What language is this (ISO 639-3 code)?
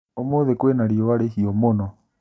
kik